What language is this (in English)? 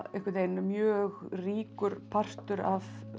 Icelandic